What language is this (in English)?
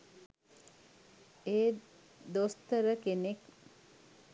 Sinhala